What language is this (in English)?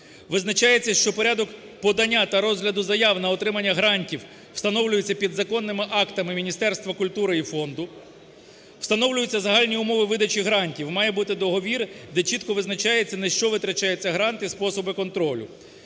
Ukrainian